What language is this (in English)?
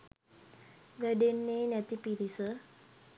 Sinhala